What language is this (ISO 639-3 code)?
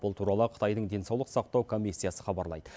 kaz